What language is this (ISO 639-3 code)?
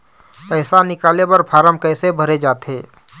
hne